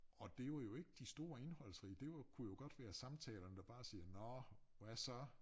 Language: Danish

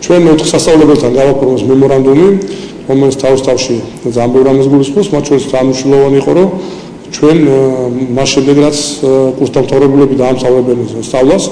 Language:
Czech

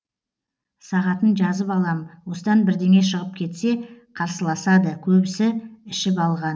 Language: Kazakh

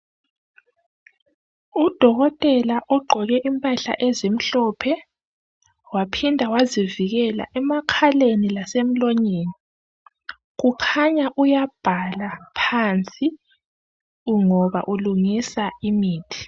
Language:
North Ndebele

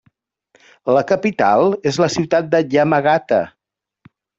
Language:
Catalan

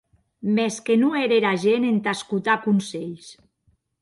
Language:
Occitan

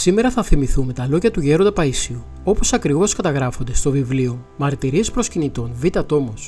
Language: Greek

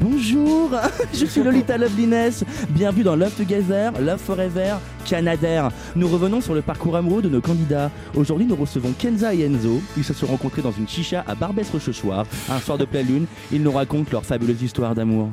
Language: French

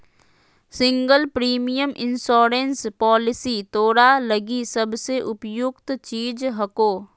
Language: Magahi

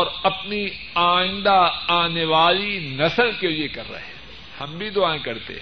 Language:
Urdu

